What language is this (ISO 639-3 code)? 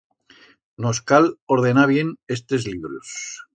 arg